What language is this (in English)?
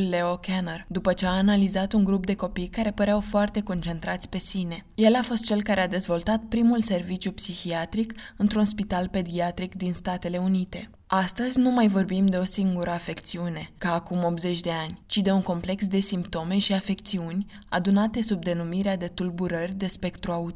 Romanian